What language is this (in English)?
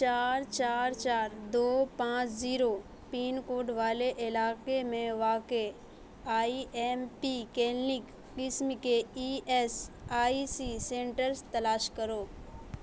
Urdu